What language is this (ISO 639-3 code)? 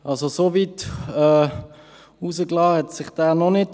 gsw